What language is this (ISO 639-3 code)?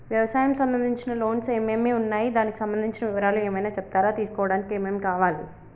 tel